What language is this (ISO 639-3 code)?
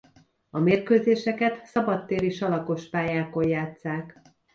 hun